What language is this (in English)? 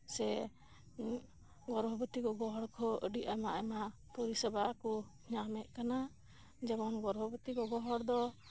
Santali